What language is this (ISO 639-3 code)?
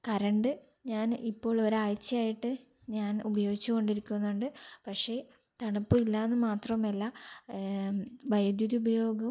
mal